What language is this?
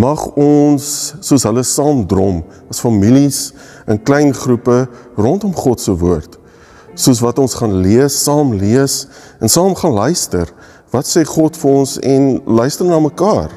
Dutch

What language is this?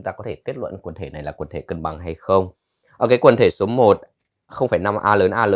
Vietnamese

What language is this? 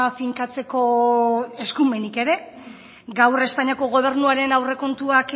Basque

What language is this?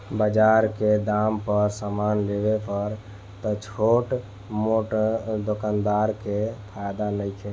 Bhojpuri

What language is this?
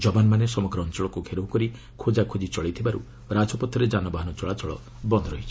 Odia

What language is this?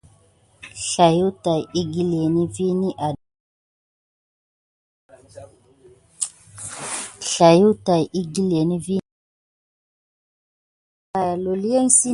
Gidar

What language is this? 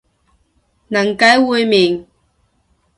Cantonese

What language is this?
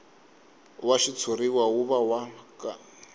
Tsonga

